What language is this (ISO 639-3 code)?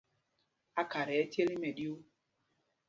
mgg